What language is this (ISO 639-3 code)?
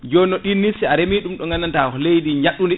ful